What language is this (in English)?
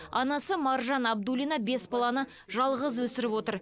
Kazakh